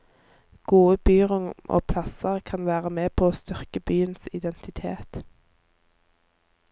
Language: Norwegian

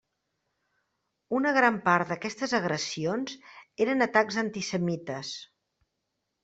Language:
Catalan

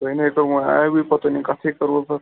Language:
Kashmiri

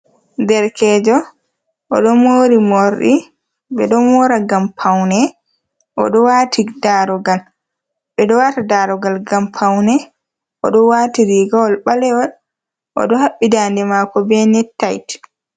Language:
Fula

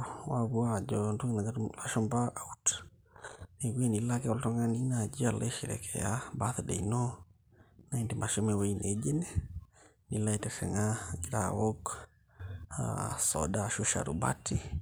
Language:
Masai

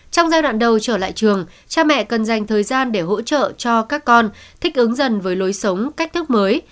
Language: Vietnamese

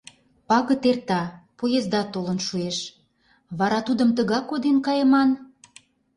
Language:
Mari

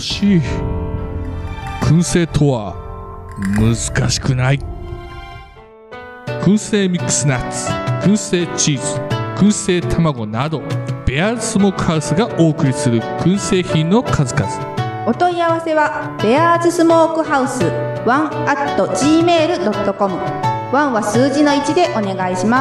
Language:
Japanese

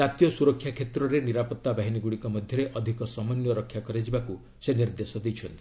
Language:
Odia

